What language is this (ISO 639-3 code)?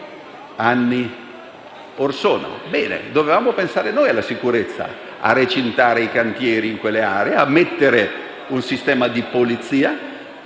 ita